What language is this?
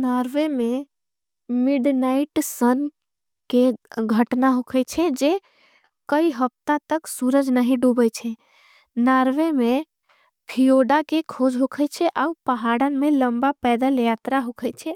Angika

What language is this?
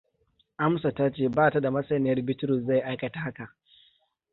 Hausa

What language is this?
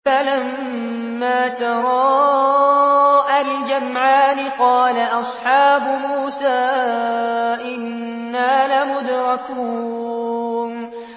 Arabic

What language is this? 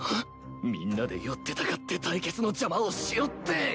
Japanese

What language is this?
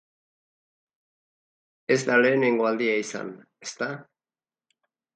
Basque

